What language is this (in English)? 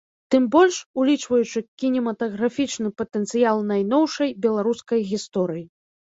Belarusian